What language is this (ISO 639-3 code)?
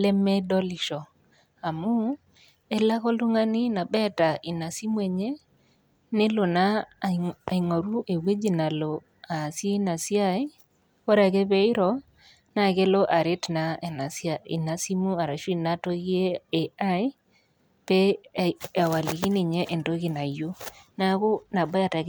mas